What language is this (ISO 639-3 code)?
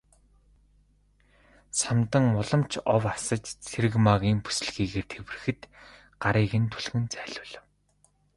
mon